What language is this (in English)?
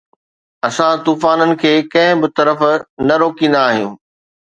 Sindhi